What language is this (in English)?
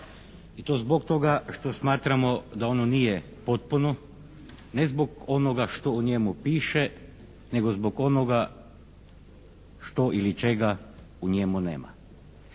Croatian